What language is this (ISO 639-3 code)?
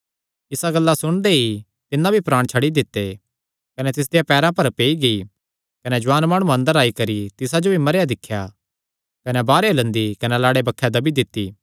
xnr